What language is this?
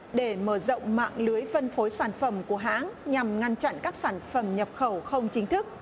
Vietnamese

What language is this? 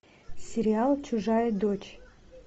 Russian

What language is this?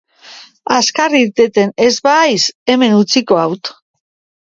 Basque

